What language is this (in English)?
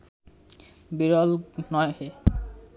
Bangla